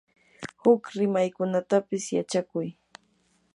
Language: Yanahuanca Pasco Quechua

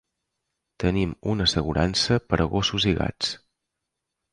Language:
Catalan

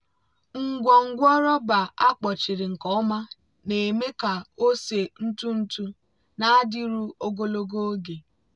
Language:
Igbo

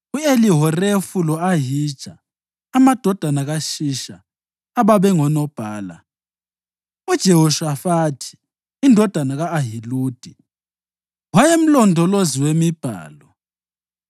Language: North Ndebele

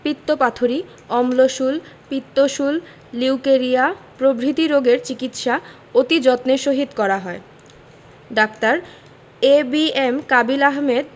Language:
Bangla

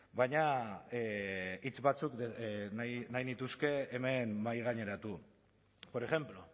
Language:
Basque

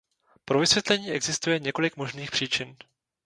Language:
Czech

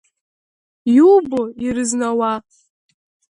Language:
Abkhazian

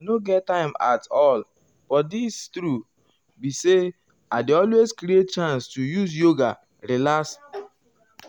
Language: Nigerian Pidgin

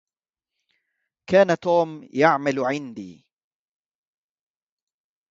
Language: Arabic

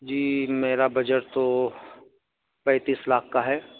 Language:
Urdu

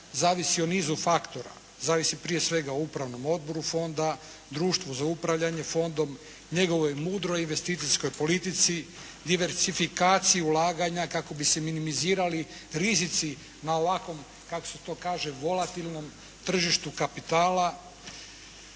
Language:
Croatian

